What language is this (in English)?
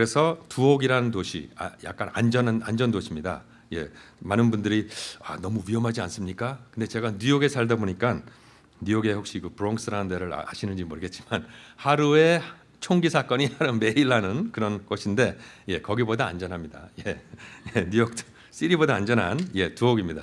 Korean